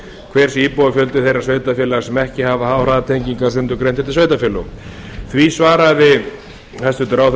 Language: Icelandic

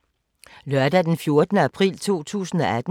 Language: Danish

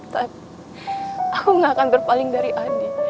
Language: Indonesian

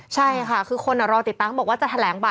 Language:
Thai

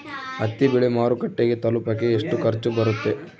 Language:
Kannada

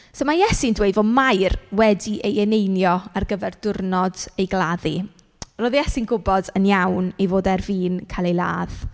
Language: Welsh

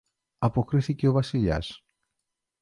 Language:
Greek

